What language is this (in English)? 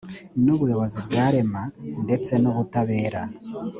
Kinyarwanda